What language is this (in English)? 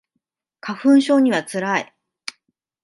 Japanese